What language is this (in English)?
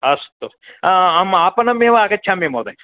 Sanskrit